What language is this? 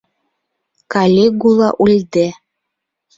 Bashkir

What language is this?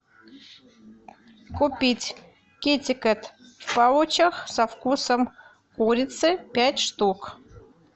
Russian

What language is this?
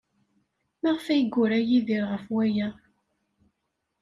Kabyle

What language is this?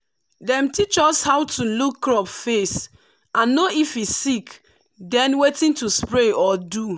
Nigerian Pidgin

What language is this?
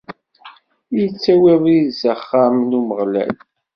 Kabyle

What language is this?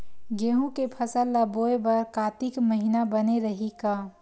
Chhattisgarhi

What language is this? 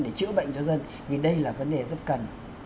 Vietnamese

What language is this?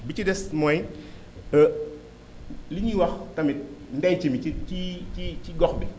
Wolof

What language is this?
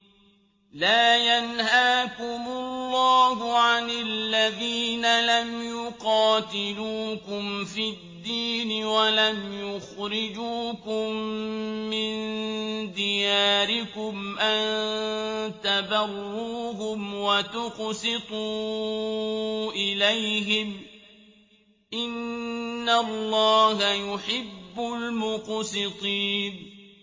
Arabic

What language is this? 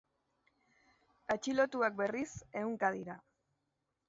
Basque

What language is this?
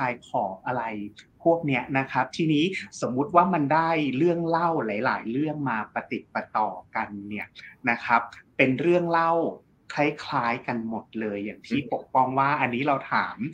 Thai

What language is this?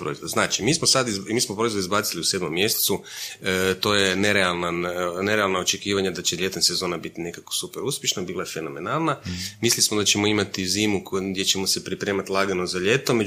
Croatian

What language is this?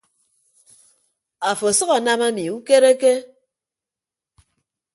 Ibibio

